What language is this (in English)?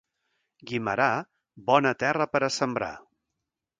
Catalan